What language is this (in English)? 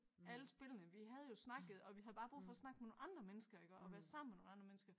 Danish